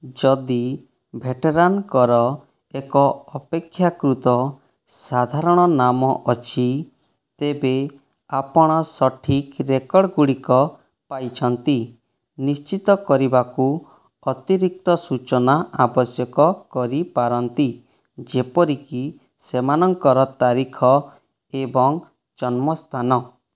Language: Odia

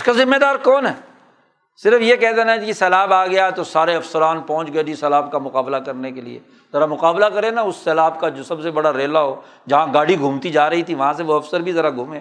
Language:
Urdu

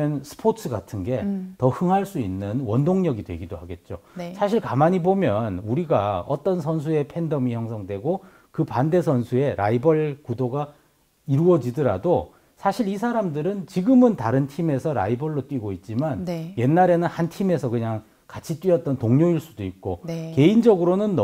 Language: Korean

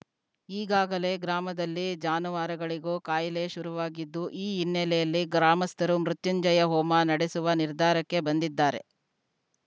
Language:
Kannada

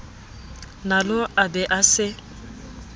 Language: Southern Sotho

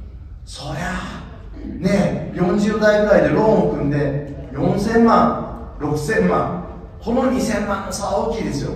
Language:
Japanese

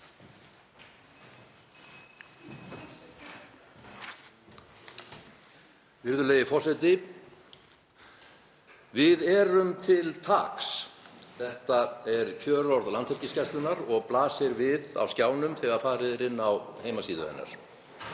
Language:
Icelandic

